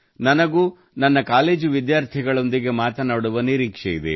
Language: Kannada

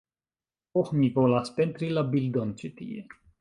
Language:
Esperanto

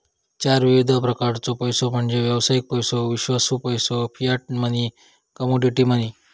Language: Marathi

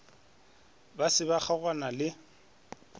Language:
Northern Sotho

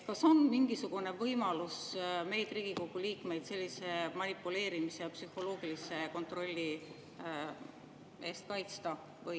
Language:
Estonian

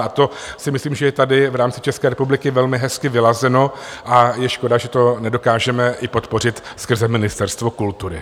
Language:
Czech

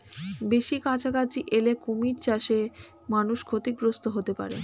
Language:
Bangla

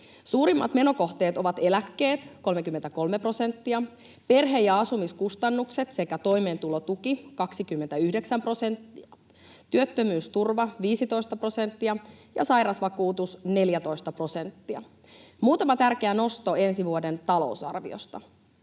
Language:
Finnish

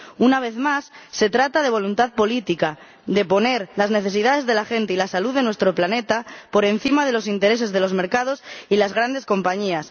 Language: Spanish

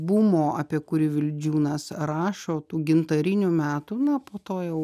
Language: Lithuanian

